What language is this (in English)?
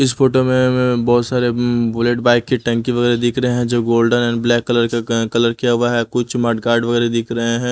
Hindi